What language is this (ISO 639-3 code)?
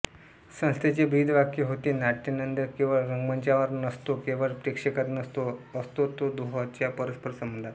mar